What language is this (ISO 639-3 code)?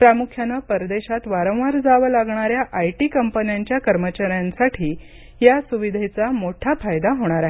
mar